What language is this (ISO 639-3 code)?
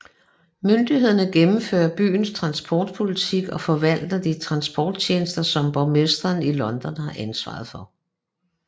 dan